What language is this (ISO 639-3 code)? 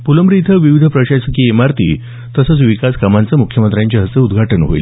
mar